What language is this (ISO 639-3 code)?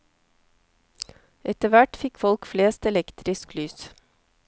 nor